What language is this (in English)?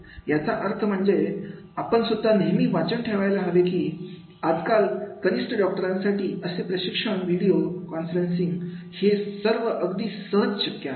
Marathi